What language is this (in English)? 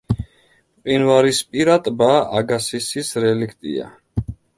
Georgian